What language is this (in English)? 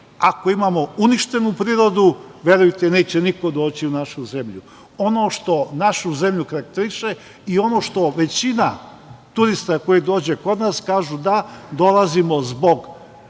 Serbian